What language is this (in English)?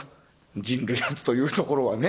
Japanese